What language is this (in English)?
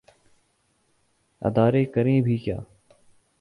Urdu